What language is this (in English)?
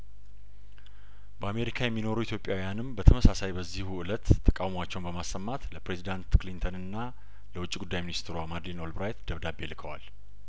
Amharic